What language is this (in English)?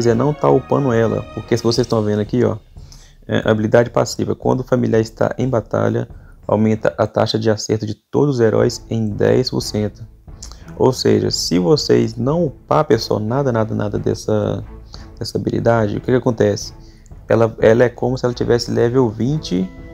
Portuguese